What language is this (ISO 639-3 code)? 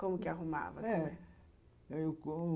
por